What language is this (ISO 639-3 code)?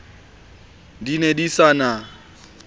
sot